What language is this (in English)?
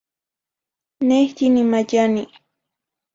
Zacatlán-Ahuacatlán-Tepetzintla Nahuatl